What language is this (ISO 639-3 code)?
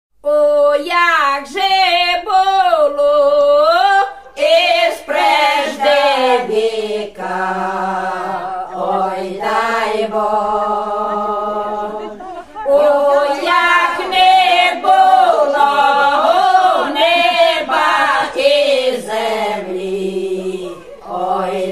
ron